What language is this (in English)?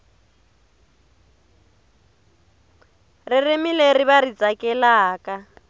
Tsonga